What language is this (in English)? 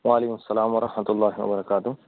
Urdu